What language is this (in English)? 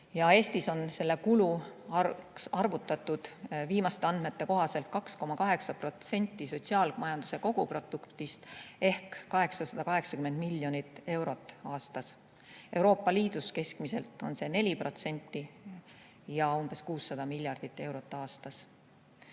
Estonian